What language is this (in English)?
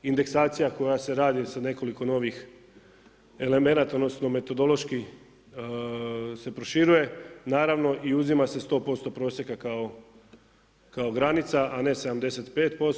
Croatian